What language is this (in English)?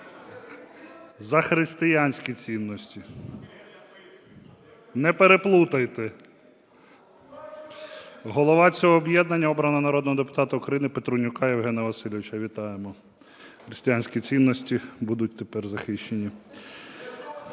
Ukrainian